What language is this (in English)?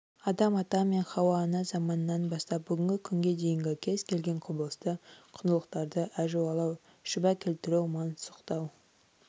Kazakh